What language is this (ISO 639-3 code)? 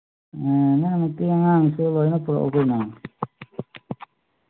mni